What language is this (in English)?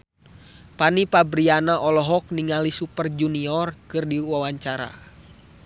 Sundanese